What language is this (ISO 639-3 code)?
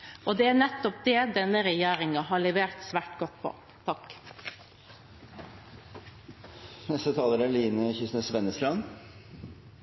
nob